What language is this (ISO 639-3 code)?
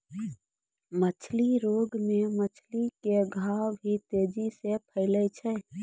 mai